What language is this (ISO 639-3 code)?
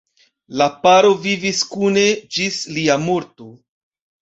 epo